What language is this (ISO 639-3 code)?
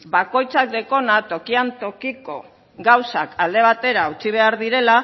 eus